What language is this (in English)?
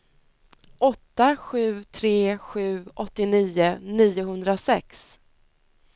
Swedish